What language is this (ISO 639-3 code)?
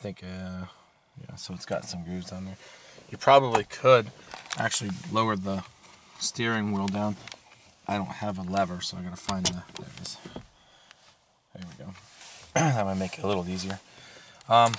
eng